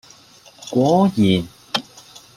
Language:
Cantonese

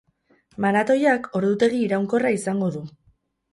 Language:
Basque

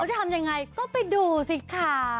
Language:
Thai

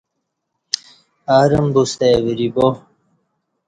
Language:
Kati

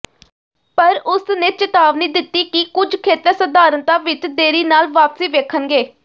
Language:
Punjabi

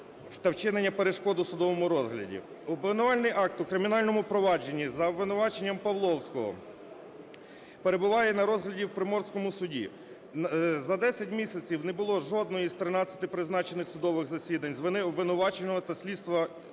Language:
Ukrainian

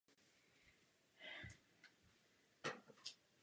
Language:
Czech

